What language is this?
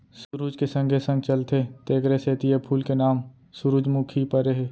Chhattisgarhi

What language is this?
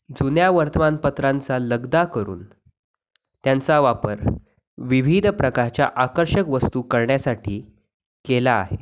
Marathi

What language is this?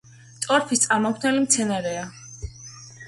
Georgian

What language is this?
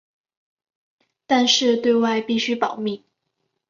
Chinese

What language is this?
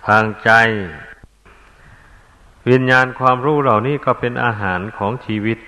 Thai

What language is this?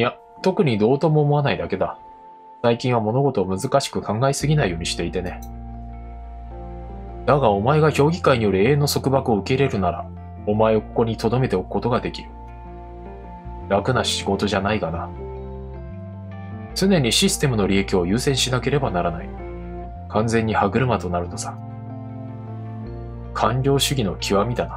Japanese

